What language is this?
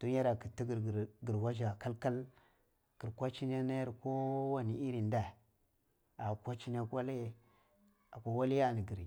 Cibak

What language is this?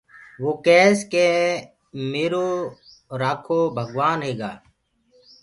Gurgula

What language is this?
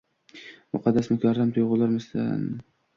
Uzbek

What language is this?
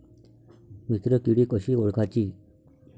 Marathi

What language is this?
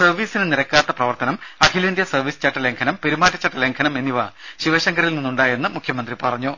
Malayalam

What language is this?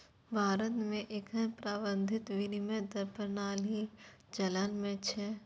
Maithili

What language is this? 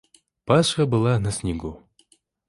Russian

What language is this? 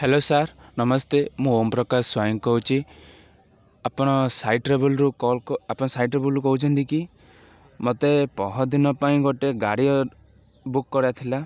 Odia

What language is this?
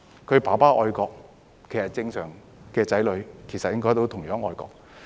Cantonese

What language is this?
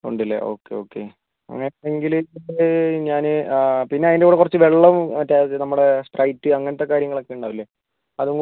Malayalam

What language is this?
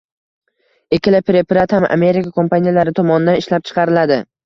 Uzbek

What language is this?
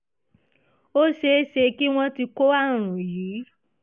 Yoruba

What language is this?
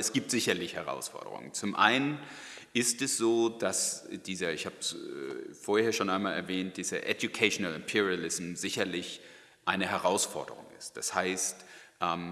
German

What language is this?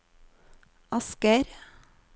Norwegian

